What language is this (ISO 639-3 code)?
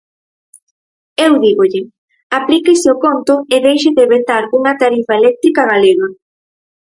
glg